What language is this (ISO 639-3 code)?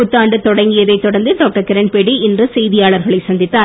tam